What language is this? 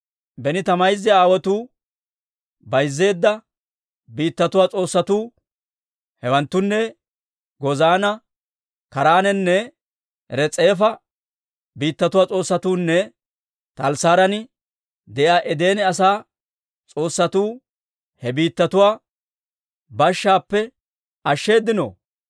Dawro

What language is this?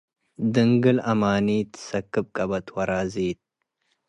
Tigre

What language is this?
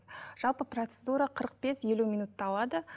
Kazakh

